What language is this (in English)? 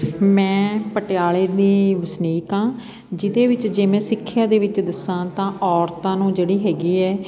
Punjabi